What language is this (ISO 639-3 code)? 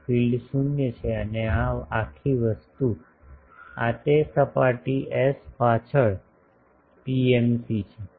guj